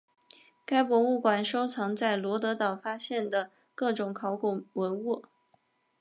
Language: Chinese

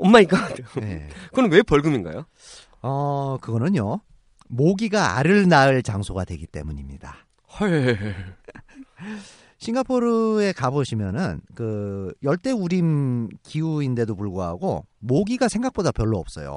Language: Korean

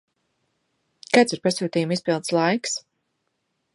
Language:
Latvian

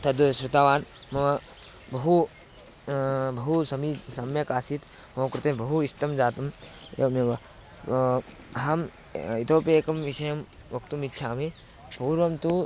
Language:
Sanskrit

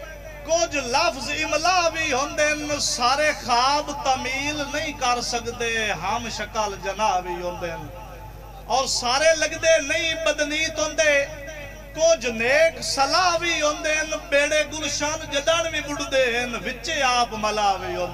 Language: Punjabi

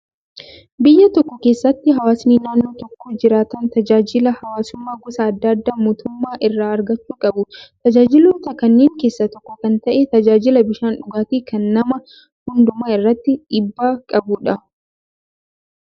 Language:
Oromo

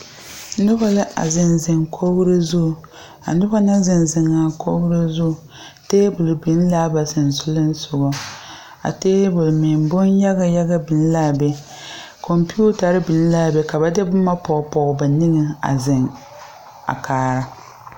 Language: Southern Dagaare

